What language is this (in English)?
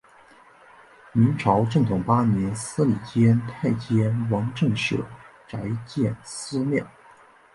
Chinese